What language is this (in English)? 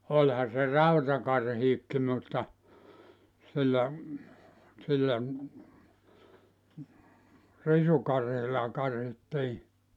Finnish